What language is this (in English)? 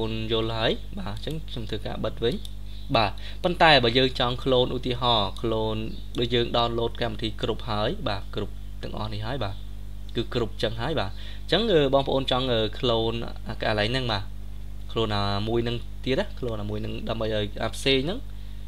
Vietnamese